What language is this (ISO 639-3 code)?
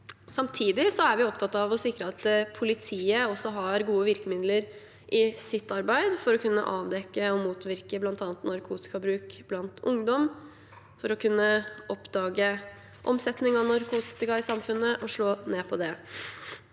nor